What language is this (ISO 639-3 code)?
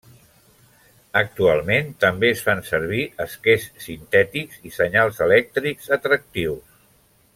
cat